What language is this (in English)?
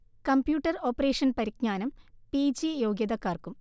Malayalam